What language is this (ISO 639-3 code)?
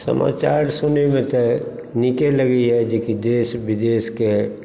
mai